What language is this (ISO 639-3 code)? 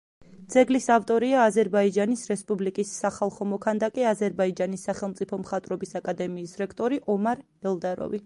kat